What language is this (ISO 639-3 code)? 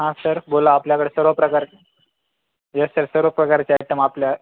mar